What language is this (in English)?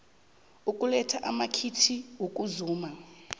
South Ndebele